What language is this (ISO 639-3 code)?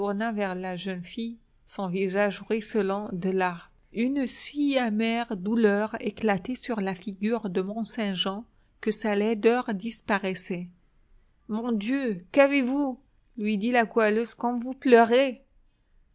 fra